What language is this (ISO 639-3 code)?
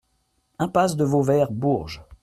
fra